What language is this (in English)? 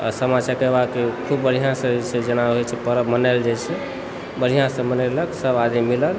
Maithili